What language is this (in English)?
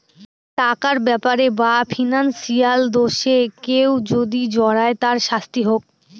Bangla